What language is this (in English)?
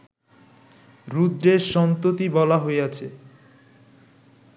Bangla